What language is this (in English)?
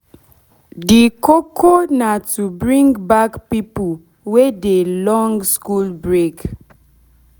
Nigerian Pidgin